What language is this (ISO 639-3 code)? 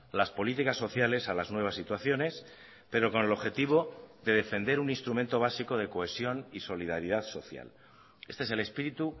spa